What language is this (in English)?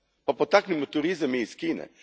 Croatian